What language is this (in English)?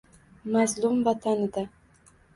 Uzbek